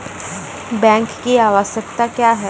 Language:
Maithili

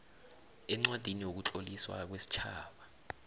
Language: South Ndebele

